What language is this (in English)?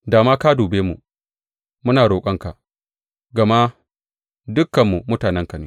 Hausa